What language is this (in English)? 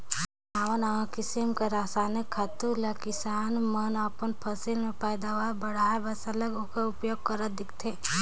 Chhattisgarhi